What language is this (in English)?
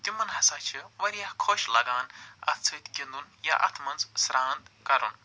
Kashmiri